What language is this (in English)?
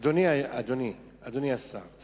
Hebrew